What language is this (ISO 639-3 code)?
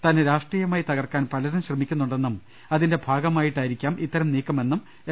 mal